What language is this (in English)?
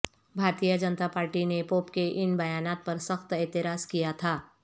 Urdu